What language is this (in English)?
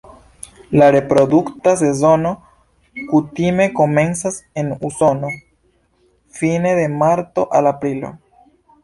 Esperanto